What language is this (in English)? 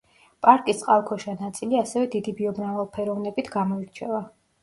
Georgian